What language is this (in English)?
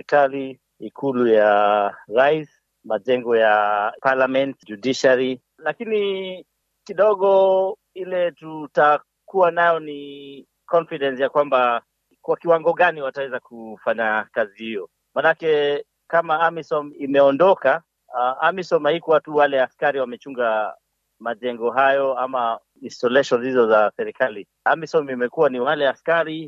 Swahili